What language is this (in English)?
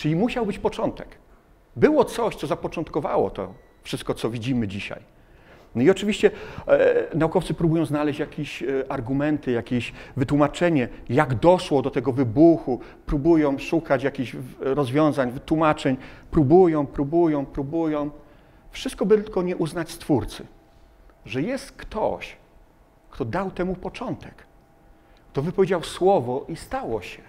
Polish